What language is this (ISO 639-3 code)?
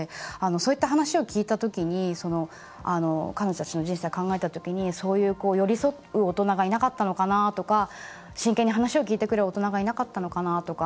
jpn